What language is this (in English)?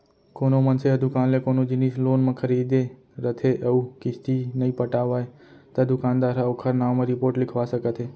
Chhattisgarhi